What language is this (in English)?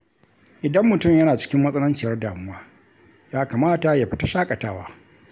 Hausa